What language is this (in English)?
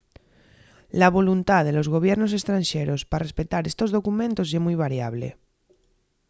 Asturian